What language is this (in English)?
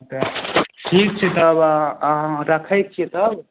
Maithili